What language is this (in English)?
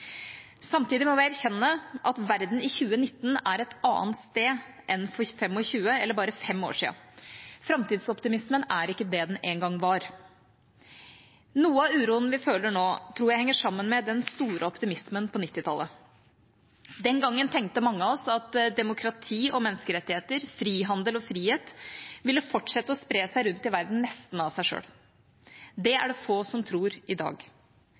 Norwegian Bokmål